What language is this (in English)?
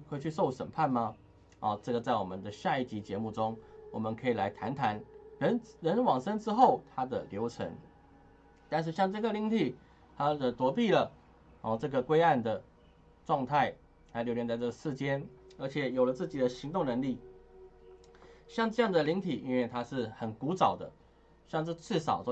Chinese